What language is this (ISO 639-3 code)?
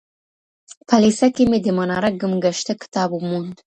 pus